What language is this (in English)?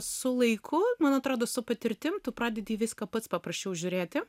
Lithuanian